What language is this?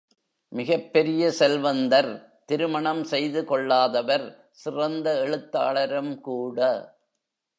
Tamil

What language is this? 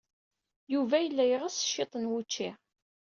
Kabyle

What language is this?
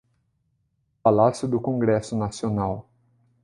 Portuguese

